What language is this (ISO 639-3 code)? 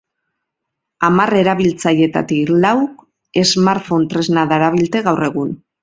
eus